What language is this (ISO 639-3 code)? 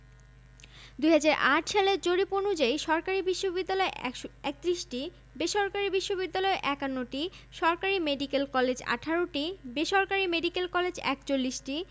ben